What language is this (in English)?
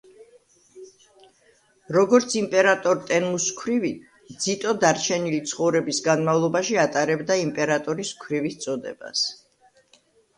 Georgian